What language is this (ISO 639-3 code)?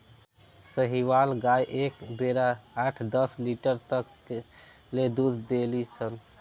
bho